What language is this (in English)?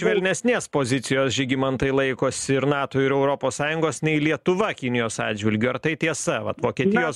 Lithuanian